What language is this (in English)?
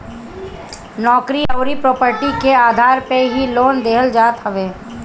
Bhojpuri